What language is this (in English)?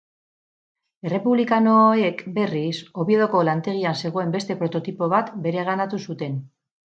Basque